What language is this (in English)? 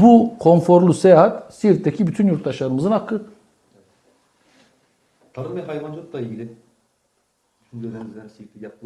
Turkish